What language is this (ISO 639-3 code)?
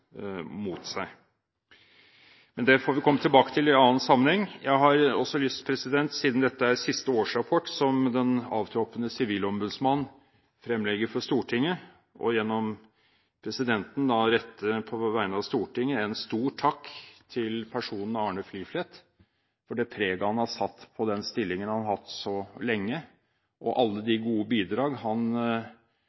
nob